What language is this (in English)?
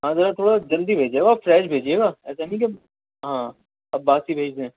Urdu